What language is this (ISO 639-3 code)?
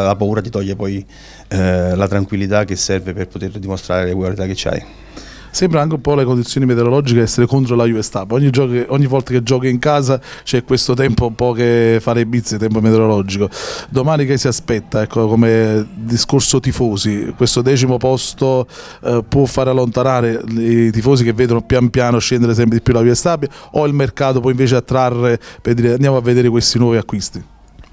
ita